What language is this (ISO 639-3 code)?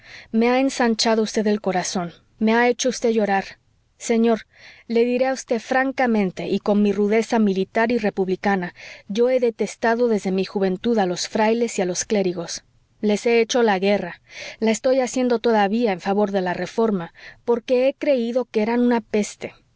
spa